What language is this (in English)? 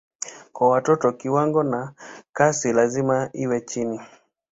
Swahili